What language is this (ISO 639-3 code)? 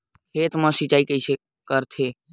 hne